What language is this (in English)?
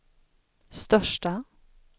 Swedish